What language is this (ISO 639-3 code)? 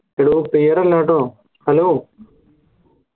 mal